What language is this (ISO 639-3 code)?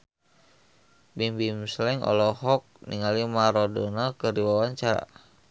sun